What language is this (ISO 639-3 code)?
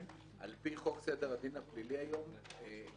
heb